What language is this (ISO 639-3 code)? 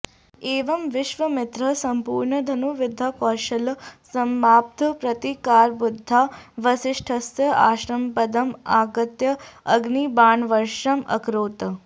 san